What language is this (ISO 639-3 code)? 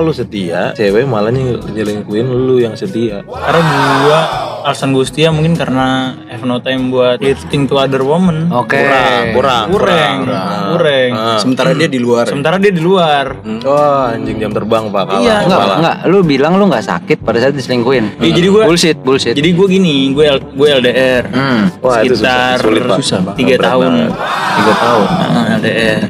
ind